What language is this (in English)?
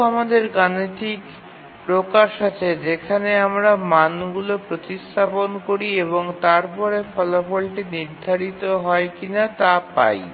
Bangla